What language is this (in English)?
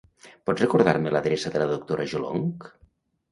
Catalan